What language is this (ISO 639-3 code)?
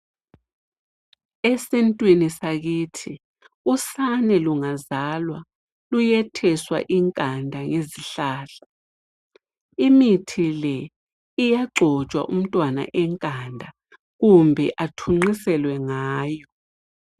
nde